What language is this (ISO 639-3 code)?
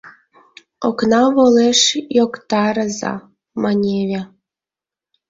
chm